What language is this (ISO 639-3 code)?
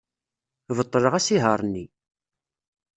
kab